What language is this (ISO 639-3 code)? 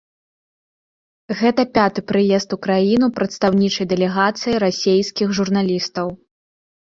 bel